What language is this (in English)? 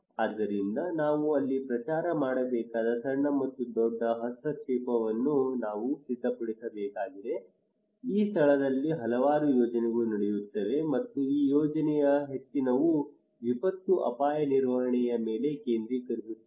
Kannada